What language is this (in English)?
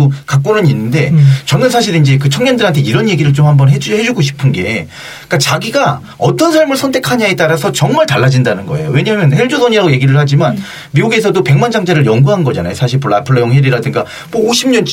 Korean